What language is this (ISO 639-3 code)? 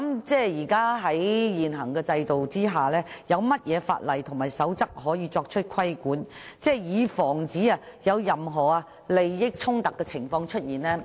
yue